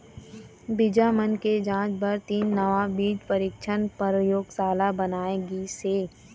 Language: Chhattisgarhi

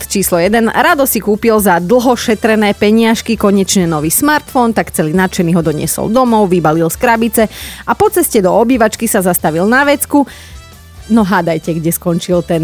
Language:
Slovak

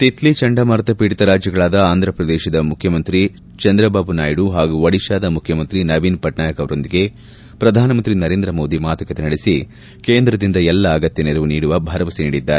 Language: Kannada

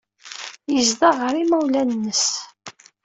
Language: Kabyle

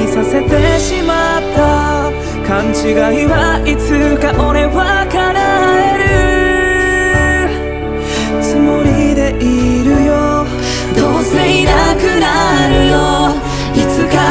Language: Korean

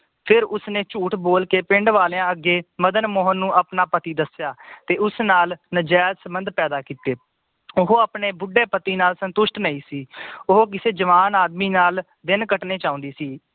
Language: Punjabi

